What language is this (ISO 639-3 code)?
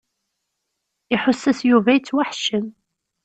kab